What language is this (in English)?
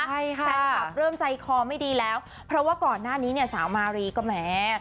Thai